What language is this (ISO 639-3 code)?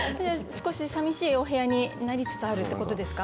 jpn